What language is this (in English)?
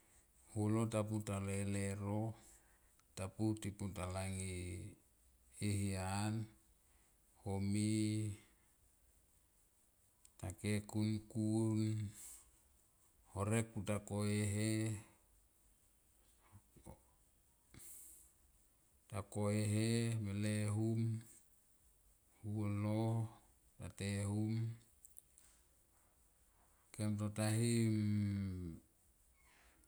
Tomoip